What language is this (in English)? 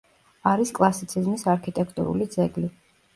Georgian